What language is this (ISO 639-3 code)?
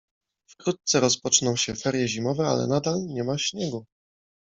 pol